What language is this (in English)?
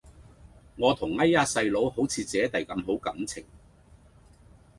Cantonese